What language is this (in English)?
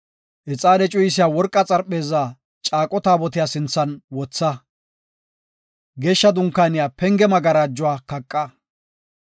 Gofa